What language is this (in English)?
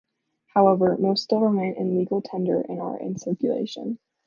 English